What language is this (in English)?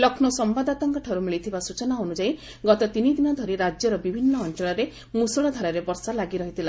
Odia